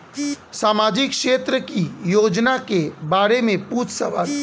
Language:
Bhojpuri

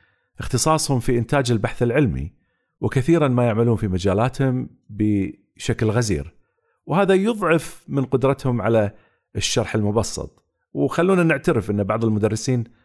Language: Arabic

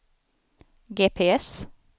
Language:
Swedish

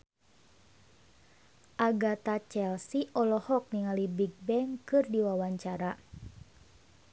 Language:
Sundanese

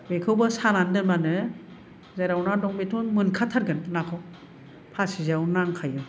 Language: Bodo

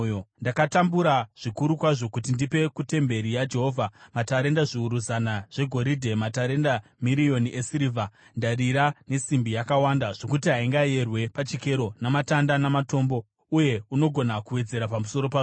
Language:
Shona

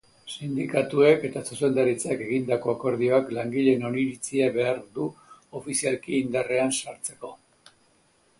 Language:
Basque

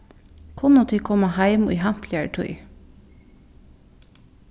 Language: Faroese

